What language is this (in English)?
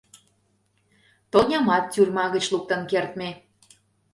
Mari